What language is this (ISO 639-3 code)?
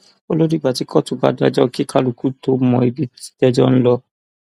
yor